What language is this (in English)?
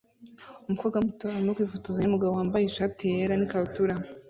Kinyarwanda